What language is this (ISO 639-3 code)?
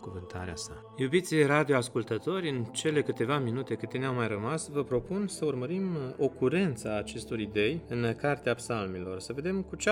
ron